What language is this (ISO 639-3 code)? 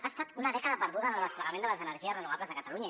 cat